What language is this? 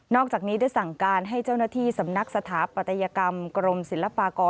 Thai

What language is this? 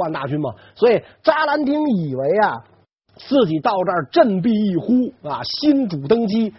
Chinese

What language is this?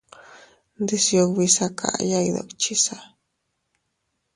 Teutila Cuicatec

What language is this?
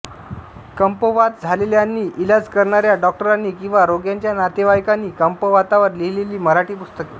Marathi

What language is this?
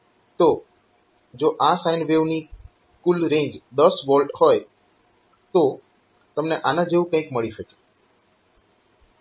Gujarati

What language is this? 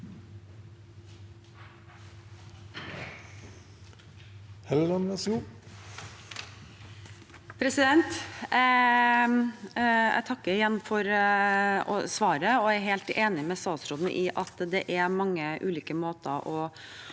Norwegian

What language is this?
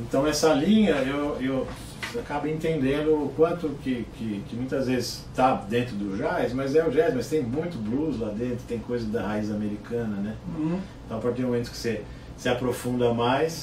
Portuguese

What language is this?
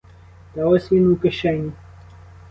Ukrainian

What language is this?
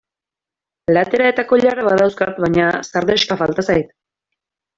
Basque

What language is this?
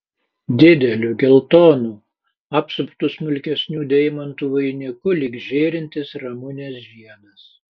Lithuanian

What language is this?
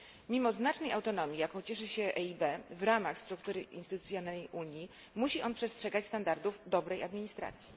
Polish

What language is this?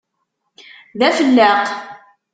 Kabyle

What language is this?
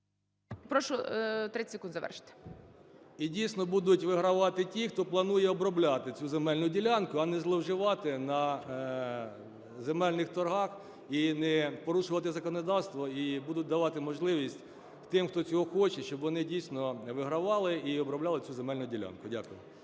Ukrainian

